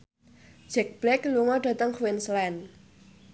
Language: Javanese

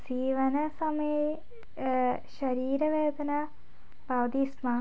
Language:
Sanskrit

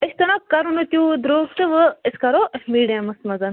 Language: Kashmiri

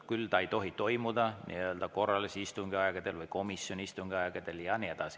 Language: Estonian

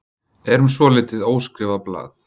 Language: Icelandic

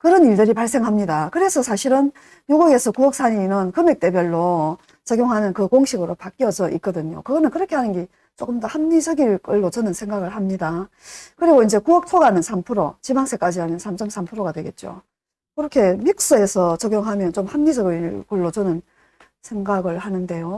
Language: Korean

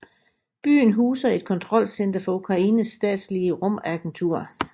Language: Danish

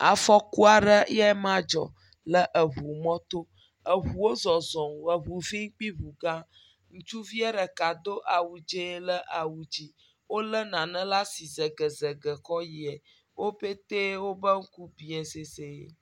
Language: Ewe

